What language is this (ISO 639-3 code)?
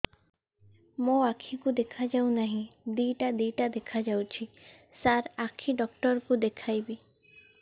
ori